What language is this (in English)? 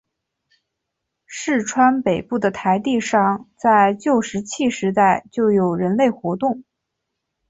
Chinese